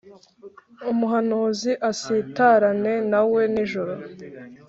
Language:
Kinyarwanda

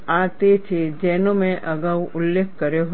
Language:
Gujarati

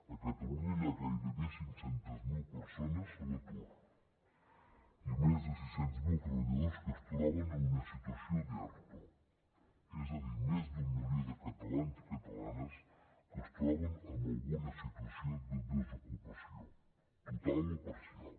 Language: Catalan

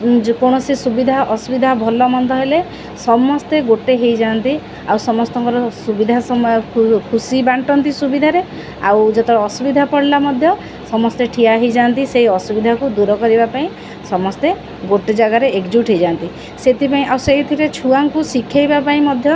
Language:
Odia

